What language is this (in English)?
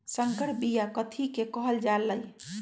Magahi